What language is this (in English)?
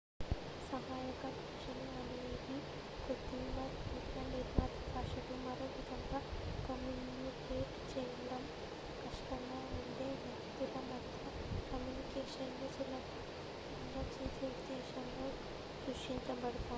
Telugu